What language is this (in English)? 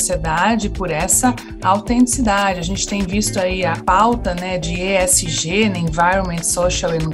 Portuguese